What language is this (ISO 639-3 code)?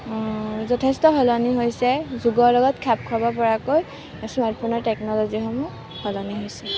asm